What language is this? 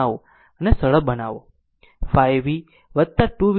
Gujarati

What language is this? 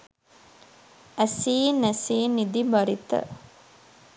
Sinhala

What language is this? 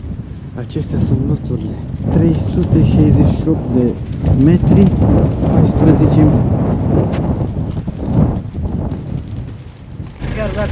Romanian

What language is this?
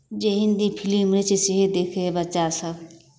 Maithili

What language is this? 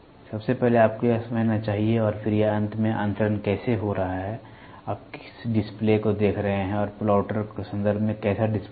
Hindi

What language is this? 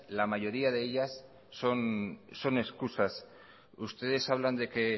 Spanish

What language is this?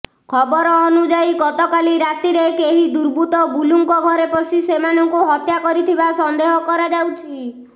Odia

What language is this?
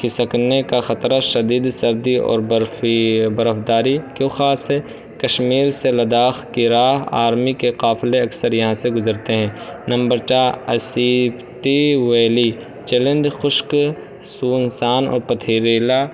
Urdu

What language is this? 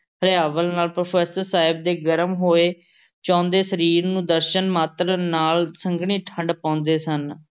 Punjabi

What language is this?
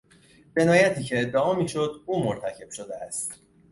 Persian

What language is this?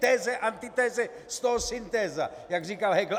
Czech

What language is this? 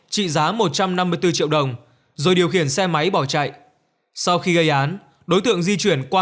Vietnamese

